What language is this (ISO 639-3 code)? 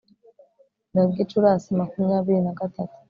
kin